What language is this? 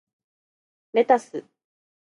Japanese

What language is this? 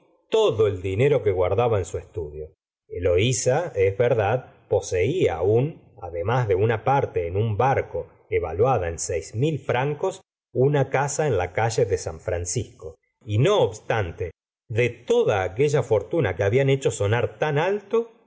Spanish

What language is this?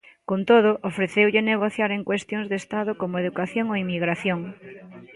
Galician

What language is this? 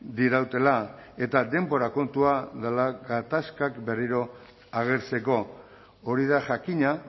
Basque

